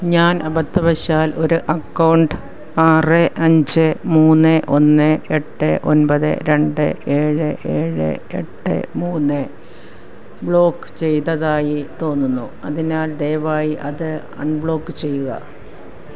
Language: Malayalam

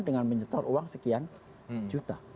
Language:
Indonesian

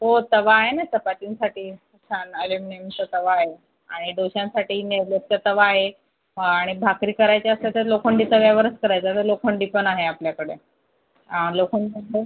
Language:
Marathi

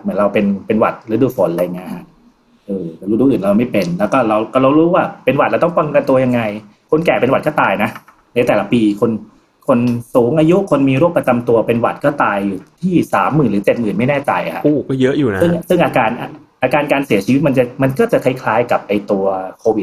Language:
Thai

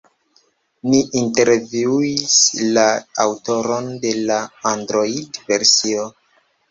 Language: Esperanto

